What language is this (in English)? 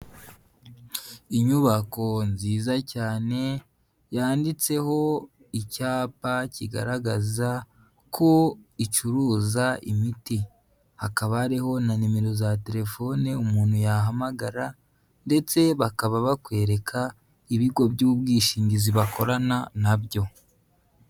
Kinyarwanda